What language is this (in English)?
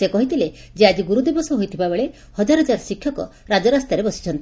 Odia